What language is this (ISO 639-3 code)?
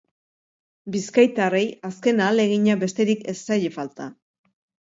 eus